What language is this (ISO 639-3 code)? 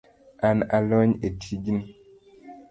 luo